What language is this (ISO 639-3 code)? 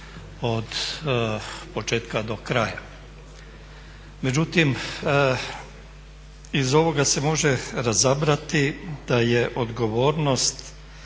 hrv